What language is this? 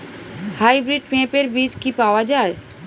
Bangla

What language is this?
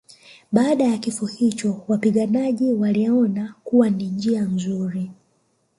Swahili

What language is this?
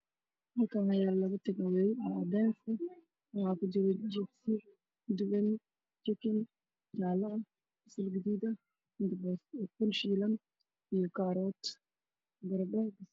Somali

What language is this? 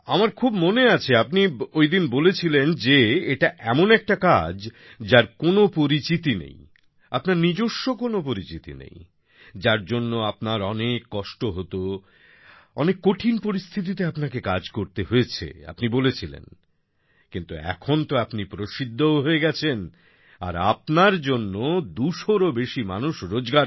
Bangla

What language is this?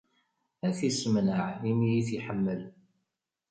Kabyle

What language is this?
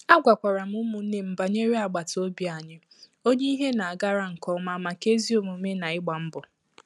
Igbo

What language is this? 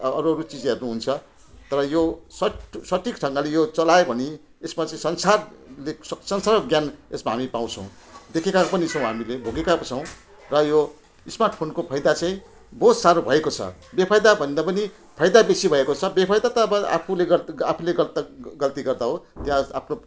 Nepali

